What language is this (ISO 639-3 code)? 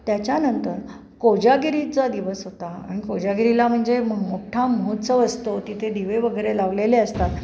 mar